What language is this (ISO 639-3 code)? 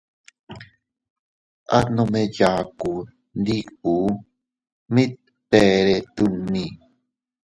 cut